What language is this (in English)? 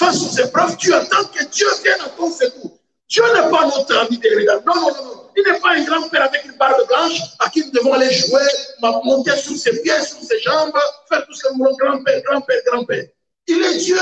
French